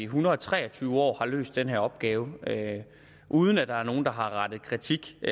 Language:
Danish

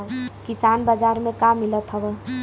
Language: Bhojpuri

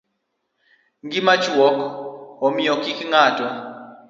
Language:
Luo (Kenya and Tanzania)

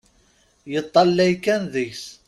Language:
Kabyle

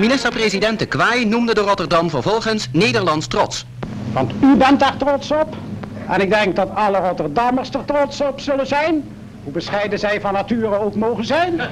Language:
Dutch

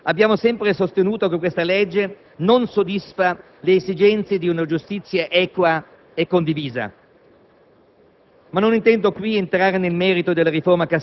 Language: Italian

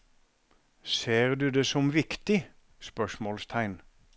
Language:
Norwegian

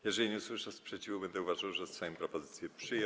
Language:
Polish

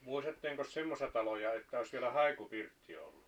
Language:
Finnish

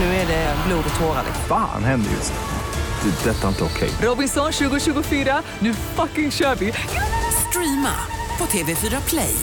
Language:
Swedish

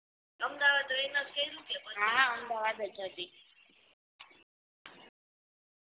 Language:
Gujarati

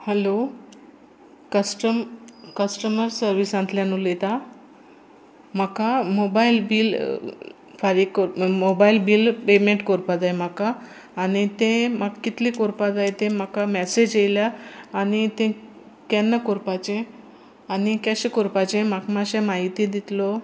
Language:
Konkani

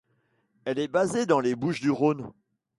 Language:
French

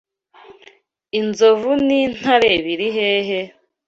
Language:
Kinyarwanda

